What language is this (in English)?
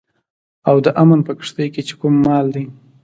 Pashto